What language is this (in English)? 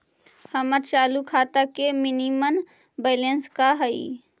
Magahi